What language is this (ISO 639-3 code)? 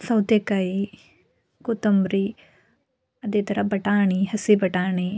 kan